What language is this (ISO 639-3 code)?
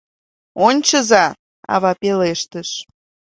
chm